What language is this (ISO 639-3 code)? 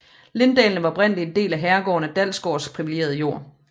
dan